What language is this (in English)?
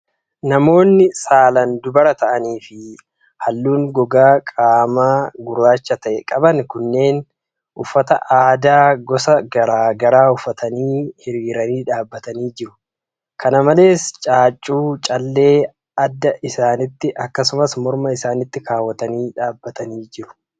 Oromo